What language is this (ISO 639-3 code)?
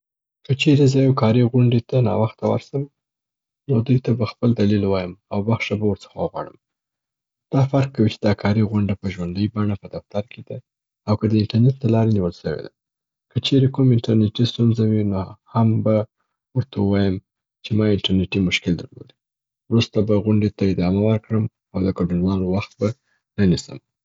pbt